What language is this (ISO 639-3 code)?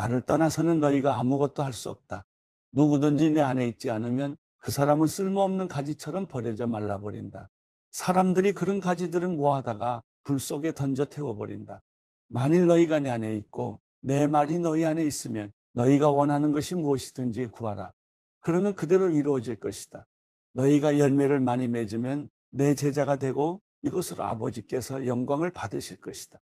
kor